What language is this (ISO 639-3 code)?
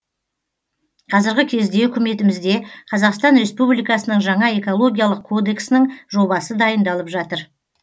kaz